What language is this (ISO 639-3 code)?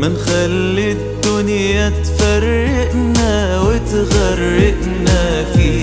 ara